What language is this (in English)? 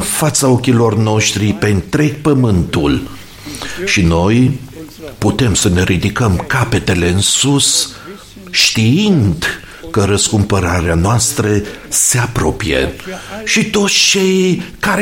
Romanian